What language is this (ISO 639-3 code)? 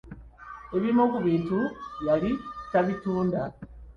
lug